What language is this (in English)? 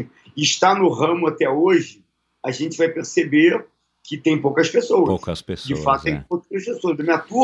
Portuguese